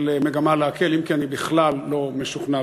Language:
Hebrew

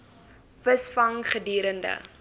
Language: Afrikaans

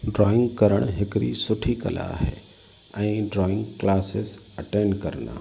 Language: Sindhi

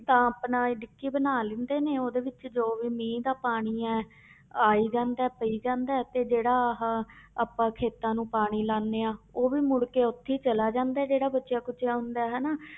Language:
Punjabi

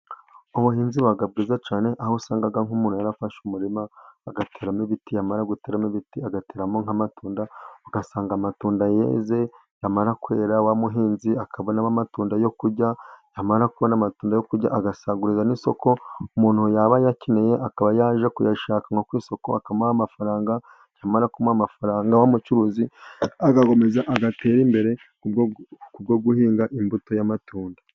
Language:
Kinyarwanda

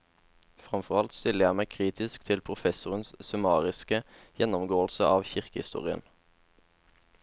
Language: Norwegian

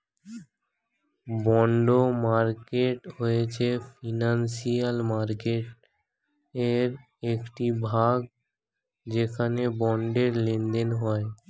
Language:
Bangla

